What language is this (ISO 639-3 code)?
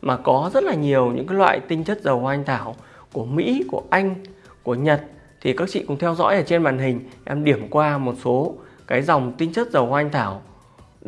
vie